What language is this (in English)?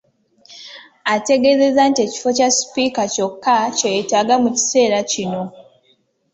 Ganda